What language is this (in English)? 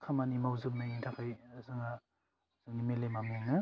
Bodo